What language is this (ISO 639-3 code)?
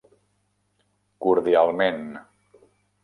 cat